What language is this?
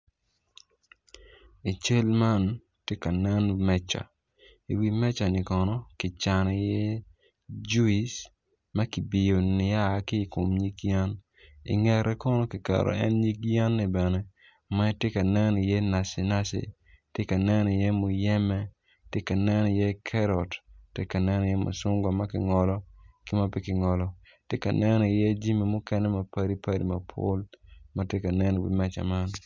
Acoli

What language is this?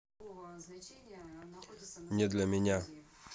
Russian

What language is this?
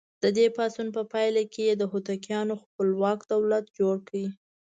Pashto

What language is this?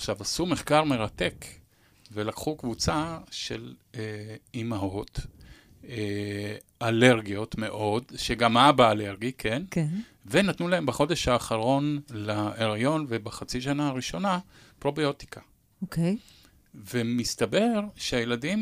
Hebrew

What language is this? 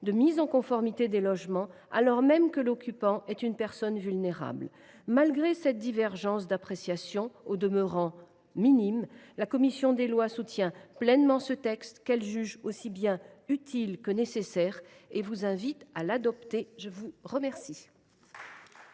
French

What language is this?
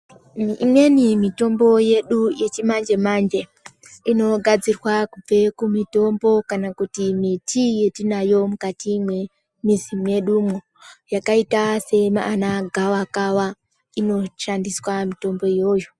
Ndau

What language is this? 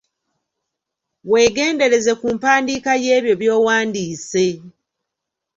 Ganda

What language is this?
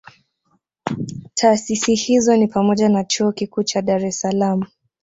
Swahili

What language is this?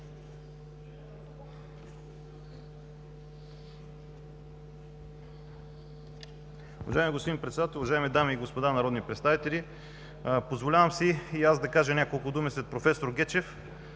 Bulgarian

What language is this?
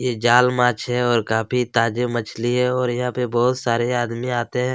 Hindi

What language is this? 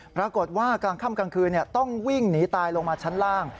Thai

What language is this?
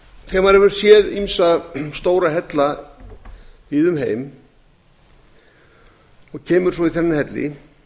Icelandic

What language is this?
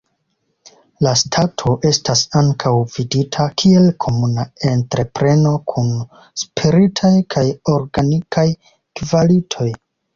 Esperanto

